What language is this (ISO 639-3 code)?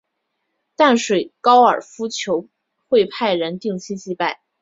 zho